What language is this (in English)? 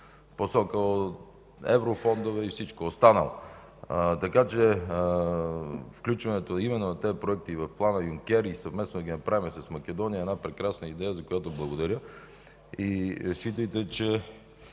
Bulgarian